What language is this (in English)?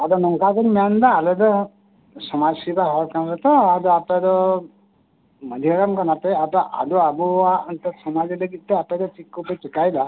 Santali